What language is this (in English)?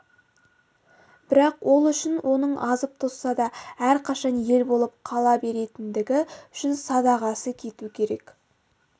Kazakh